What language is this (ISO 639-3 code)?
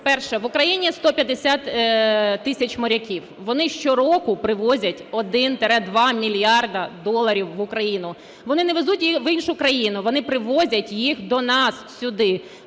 ukr